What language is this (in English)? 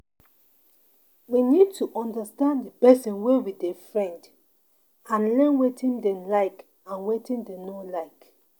Nigerian Pidgin